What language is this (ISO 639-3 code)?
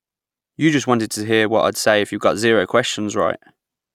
eng